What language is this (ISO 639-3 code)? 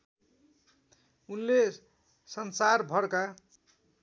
nep